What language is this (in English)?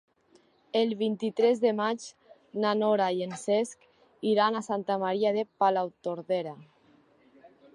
Catalan